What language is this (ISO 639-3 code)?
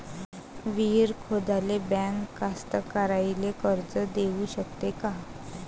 mar